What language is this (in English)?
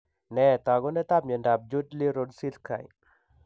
Kalenjin